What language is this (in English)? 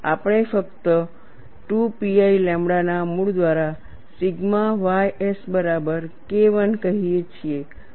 Gujarati